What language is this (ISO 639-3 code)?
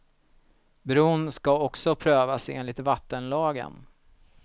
swe